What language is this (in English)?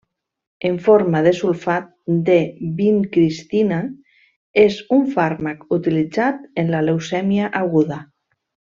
Catalan